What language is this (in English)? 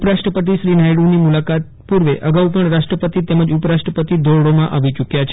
Gujarati